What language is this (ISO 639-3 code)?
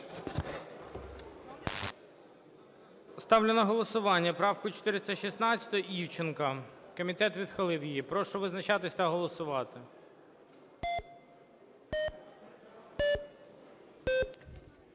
ukr